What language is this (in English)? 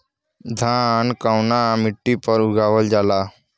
Bhojpuri